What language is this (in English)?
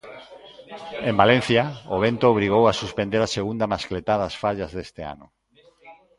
Galician